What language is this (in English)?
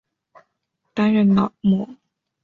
Chinese